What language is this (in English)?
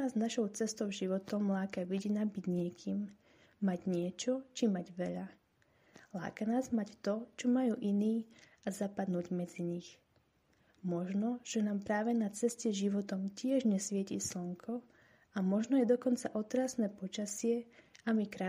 Slovak